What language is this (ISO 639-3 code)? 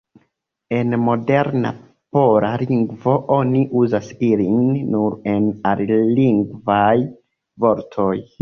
epo